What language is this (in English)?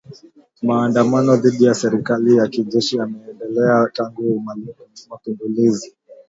Swahili